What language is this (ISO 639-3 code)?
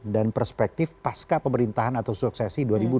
ind